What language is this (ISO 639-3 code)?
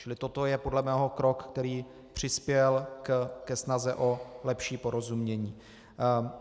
ces